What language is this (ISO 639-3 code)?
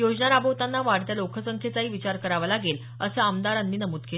mar